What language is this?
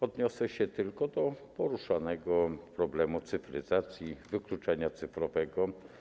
Polish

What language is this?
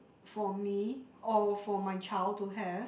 English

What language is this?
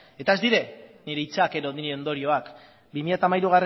Basque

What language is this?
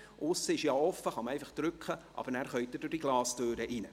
Swiss German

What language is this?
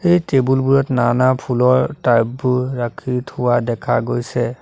Assamese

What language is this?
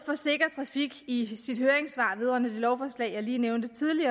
Danish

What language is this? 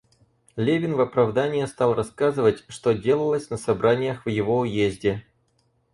Russian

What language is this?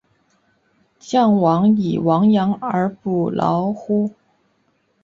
Chinese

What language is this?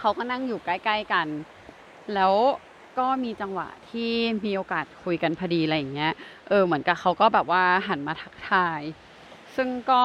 Thai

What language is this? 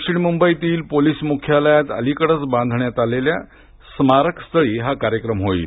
Marathi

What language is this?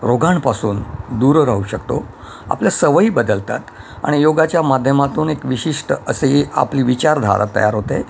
Marathi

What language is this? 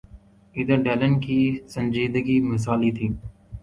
Urdu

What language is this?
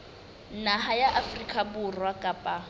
Southern Sotho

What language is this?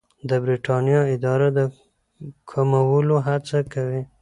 Pashto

